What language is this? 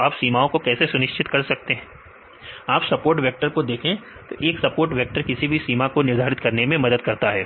Hindi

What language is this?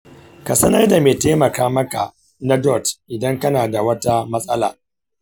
Hausa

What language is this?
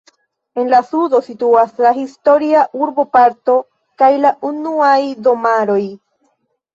Esperanto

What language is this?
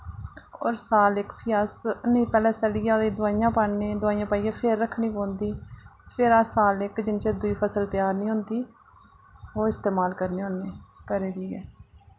Dogri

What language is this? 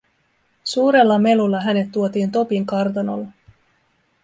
Finnish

